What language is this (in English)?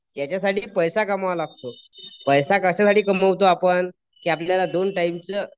Marathi